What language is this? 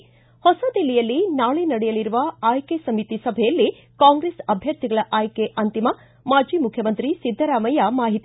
Kannada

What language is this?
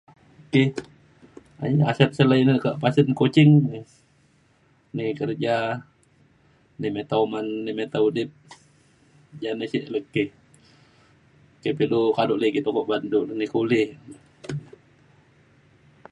Mainstream Kenyah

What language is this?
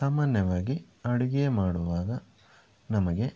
Kannada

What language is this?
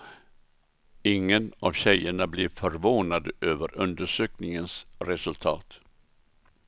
Swedish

